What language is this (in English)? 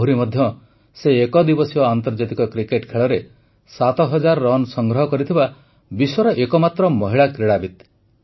Odia